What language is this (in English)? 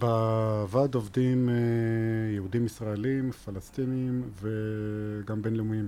Hebrew